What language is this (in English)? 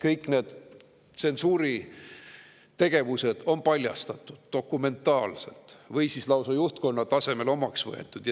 Estonian